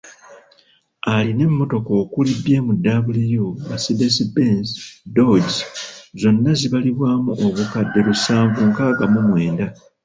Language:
Ganda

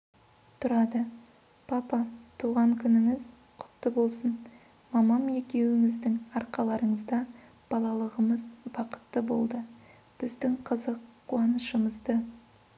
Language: Kazakh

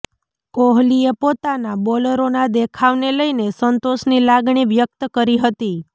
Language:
Gujarati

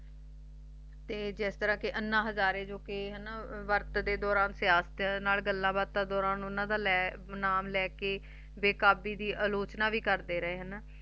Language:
Punjabi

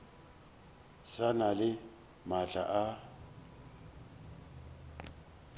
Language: Northern Sotho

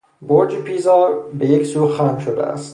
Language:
Persian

